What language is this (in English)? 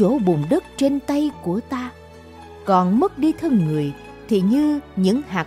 Vietnamese